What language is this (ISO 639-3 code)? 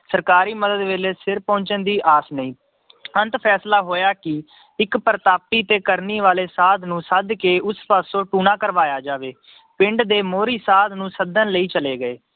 pan